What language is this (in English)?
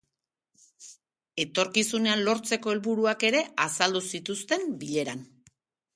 Basque